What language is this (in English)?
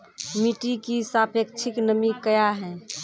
Maithili